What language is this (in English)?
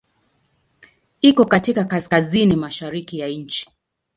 Swahili